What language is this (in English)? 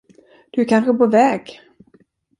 Swedish